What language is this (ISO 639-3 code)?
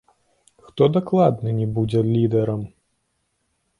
bel